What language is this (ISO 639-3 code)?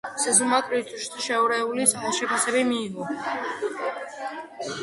kat